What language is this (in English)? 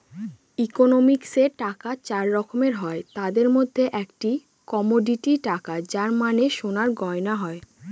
Bangla